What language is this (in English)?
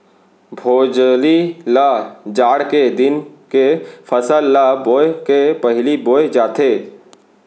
Chhattisgarhi